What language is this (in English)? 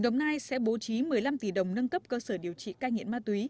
Vietnamese